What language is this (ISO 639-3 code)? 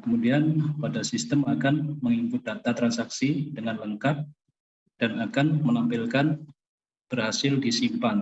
ind